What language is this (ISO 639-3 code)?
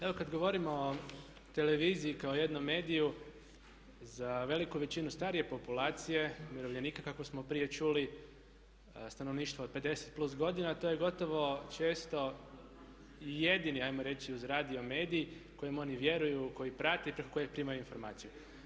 hrv